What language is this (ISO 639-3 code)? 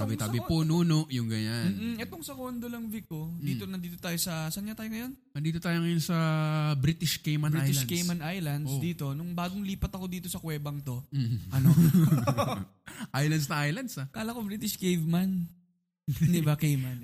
fil